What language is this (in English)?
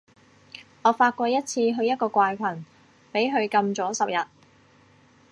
Cantonese